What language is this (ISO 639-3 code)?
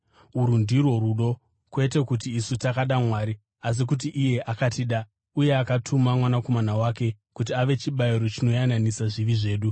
sna